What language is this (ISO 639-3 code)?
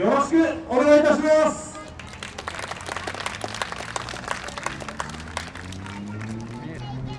jpn